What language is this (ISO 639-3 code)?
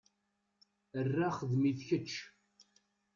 kab